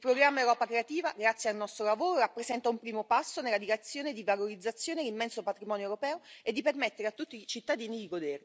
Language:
Italian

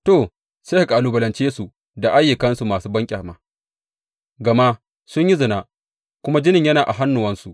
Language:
Hausa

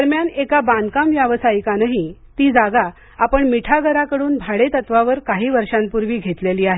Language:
Marathi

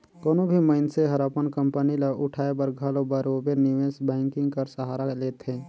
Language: Chhattisgarhi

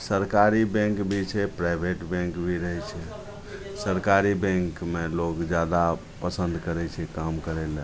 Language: Maithili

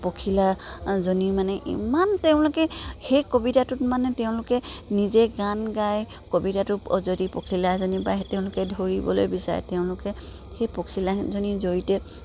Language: Assamese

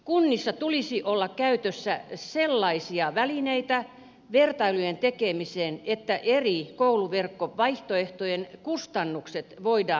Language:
Finnish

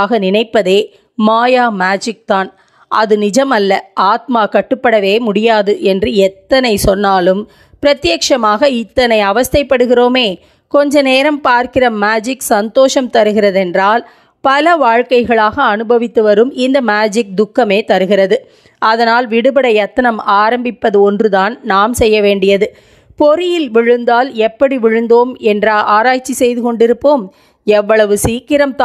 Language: Tamil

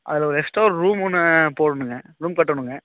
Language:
Tamil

